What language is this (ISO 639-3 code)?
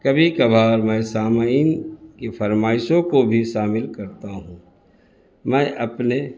urd